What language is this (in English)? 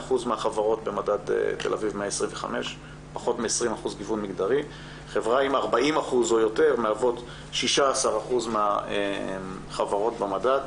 Hebrew